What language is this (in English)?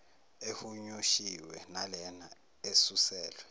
Zulu